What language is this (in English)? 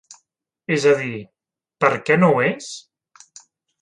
Catalan